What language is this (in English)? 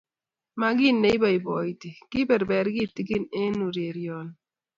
Kalenjin